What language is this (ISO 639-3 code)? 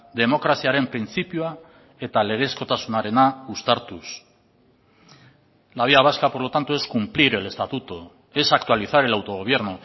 spa